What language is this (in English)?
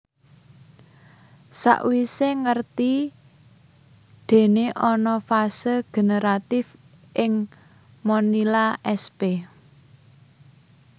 Javanese